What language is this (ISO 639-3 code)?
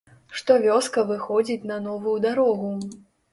bel